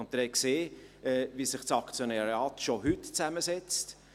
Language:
Swiss German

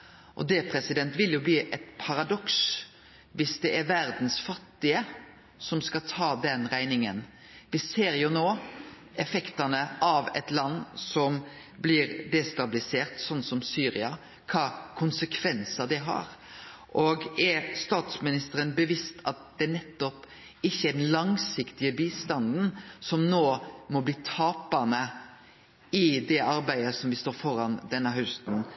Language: Norwegian Nynorsk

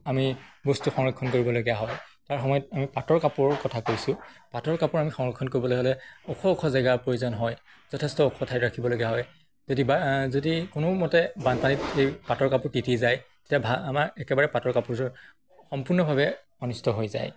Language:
Assamese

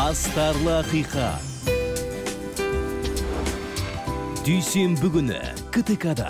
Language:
Turkish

